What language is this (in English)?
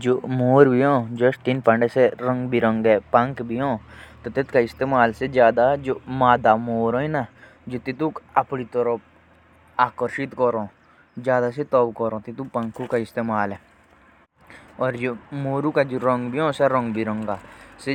Jaunsari